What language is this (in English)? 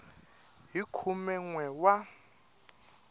Tsonga